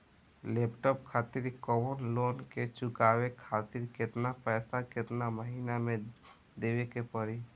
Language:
Bhojpuri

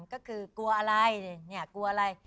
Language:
Thai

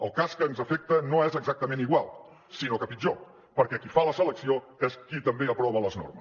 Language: Catalan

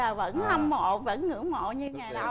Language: Vietnamese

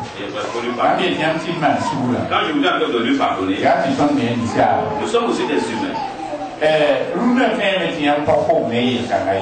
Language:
French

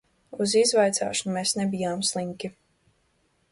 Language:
Latvian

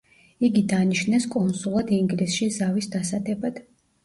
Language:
Georgian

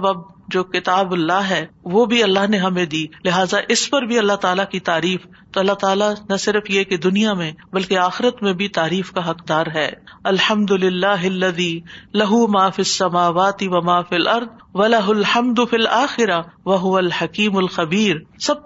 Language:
Urdu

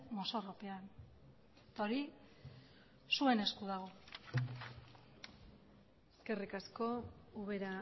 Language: Basque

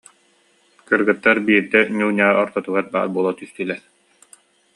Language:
Yakut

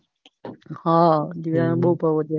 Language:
Gujarati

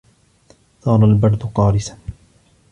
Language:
Arabic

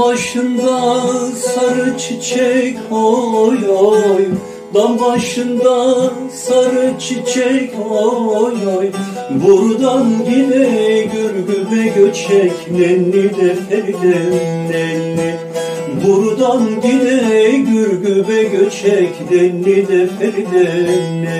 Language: Turkish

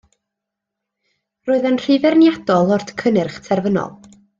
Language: Welsh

